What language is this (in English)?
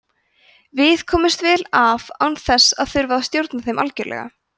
Icelandic